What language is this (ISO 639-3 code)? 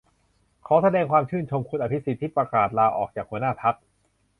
tha